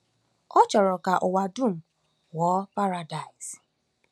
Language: Igbo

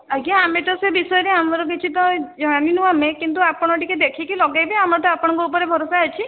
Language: Odia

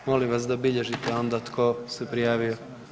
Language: Croatian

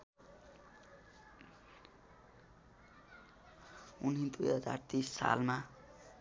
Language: Nepali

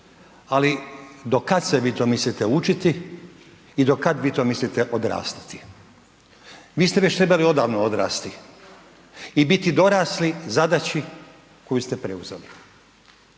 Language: Croatian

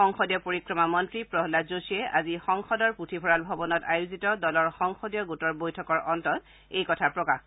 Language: Assamese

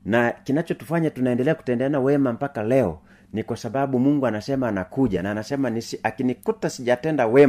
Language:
Swahili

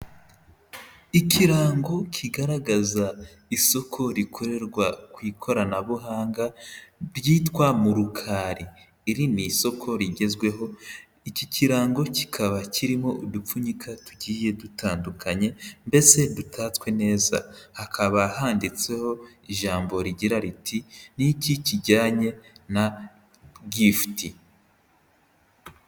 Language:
Kinyarwanda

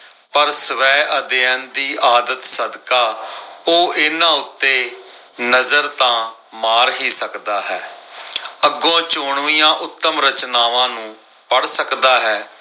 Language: Punjabi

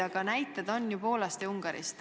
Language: Estonian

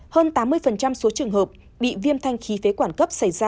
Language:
Vietnamese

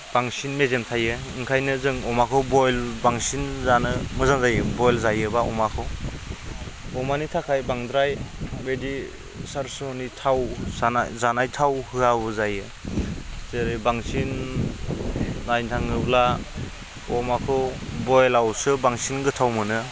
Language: Bodo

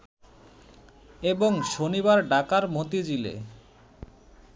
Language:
Bangla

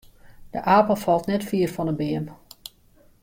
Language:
Western Frisian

